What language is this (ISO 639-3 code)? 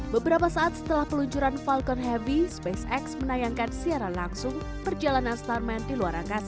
ind